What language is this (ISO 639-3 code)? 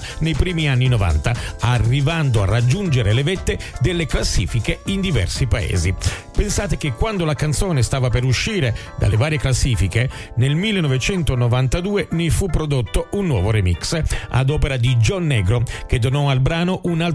ita